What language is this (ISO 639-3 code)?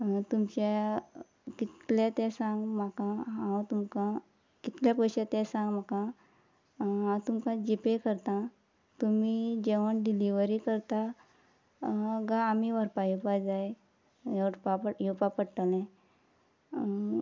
kok